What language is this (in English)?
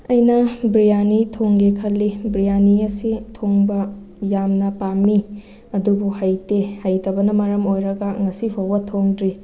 Manipuri